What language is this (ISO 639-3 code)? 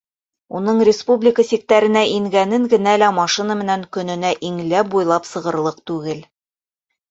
bak